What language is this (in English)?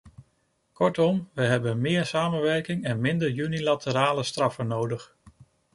Dutch